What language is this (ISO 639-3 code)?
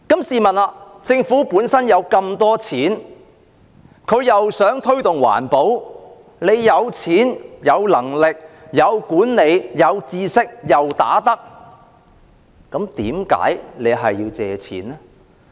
yue